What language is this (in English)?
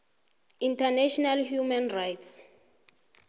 South Ndebele